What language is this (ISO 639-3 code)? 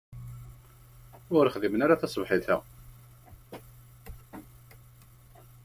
kab